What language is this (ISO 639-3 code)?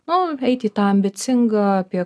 lit